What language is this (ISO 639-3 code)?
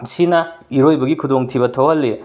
mni